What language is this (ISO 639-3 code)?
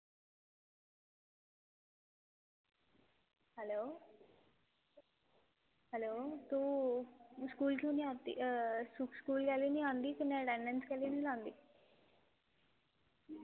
doi